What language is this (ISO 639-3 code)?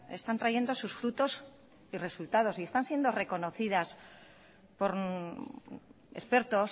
spa